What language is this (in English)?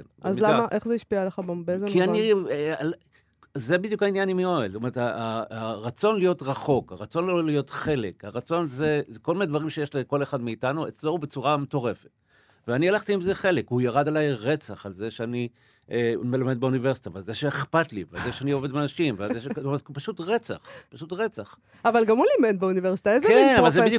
Hebrew